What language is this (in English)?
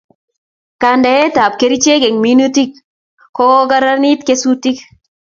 Kalenjin